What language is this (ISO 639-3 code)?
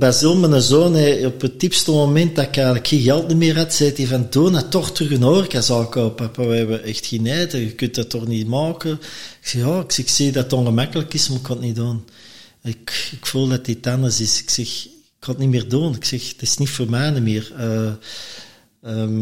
nld